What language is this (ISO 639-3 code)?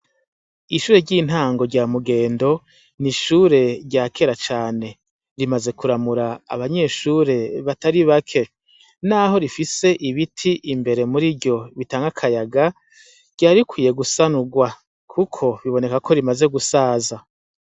run